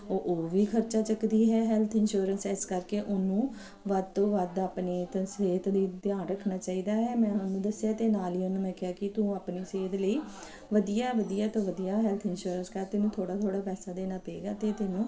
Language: Punjabi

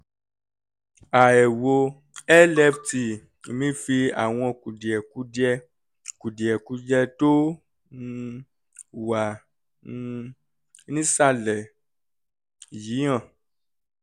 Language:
Yoruba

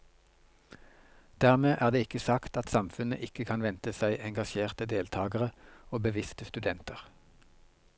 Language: Norwegian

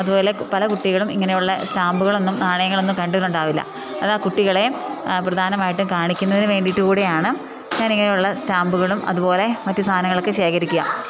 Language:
Malayalam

